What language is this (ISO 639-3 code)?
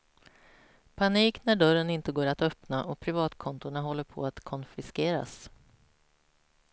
swe